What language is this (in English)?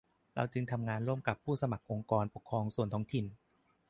Thai